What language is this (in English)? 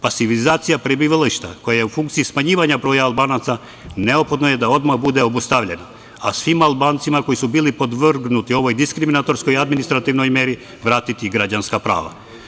Serbian